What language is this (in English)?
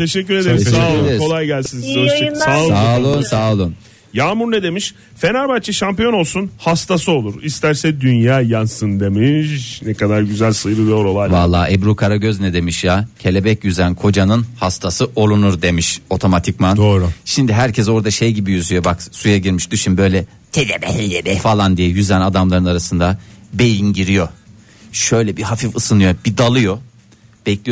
Turkish